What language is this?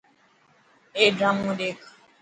Dhatki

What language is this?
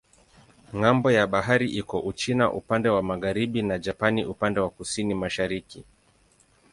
Swahili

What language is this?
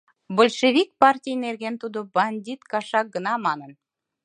Mari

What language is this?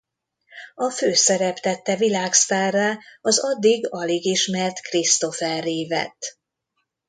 Hungarian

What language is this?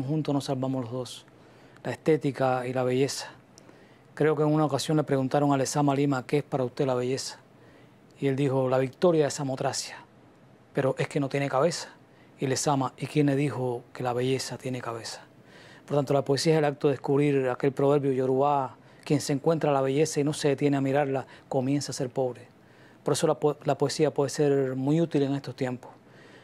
Spanish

